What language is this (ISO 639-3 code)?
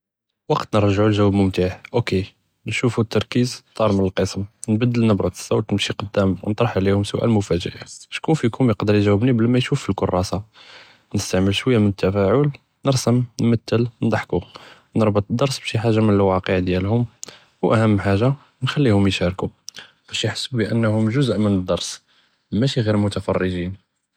jrb